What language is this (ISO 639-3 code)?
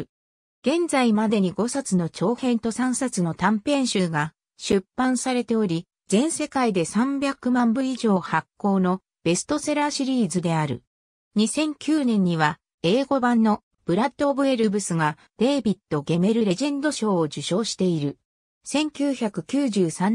jpn